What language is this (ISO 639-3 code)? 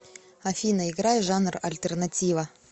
rus